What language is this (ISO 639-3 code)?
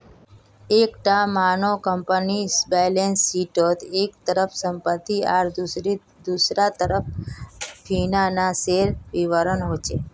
mag